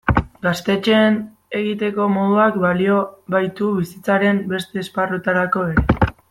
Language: Basque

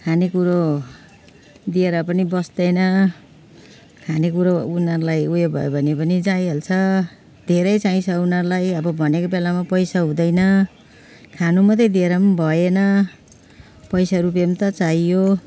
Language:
Nepali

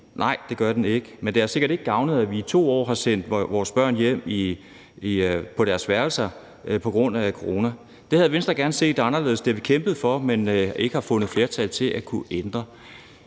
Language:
Danish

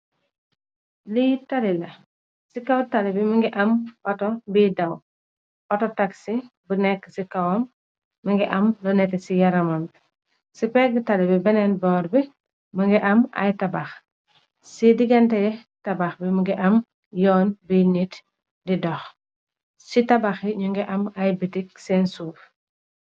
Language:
Wolof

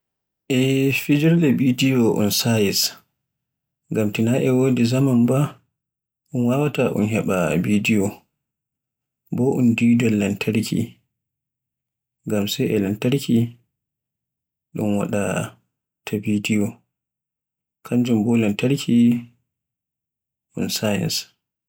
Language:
Borgu Fulfulde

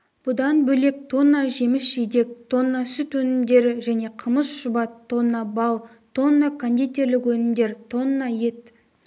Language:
Kazakh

